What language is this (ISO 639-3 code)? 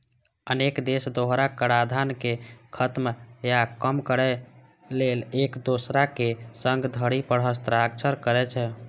mai